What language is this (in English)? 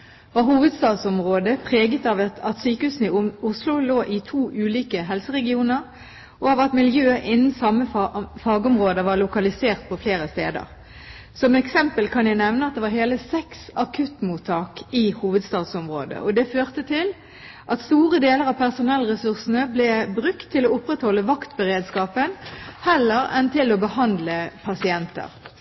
Norwegian Bokmål